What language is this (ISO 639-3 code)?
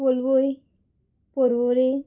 kok